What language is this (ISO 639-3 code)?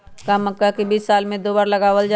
mag